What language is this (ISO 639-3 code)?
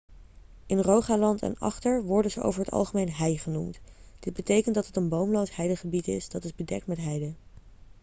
nld